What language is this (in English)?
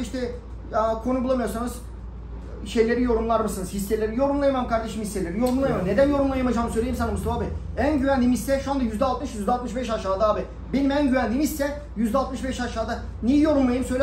Turkish